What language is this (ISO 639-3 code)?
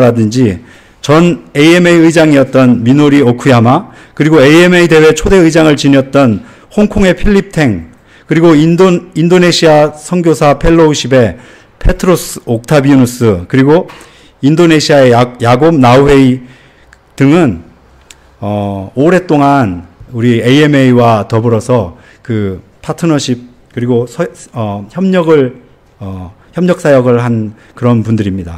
kor